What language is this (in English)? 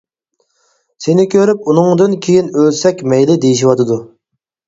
Uyghur